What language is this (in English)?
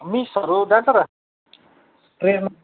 Nepali